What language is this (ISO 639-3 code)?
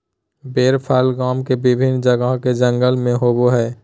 mag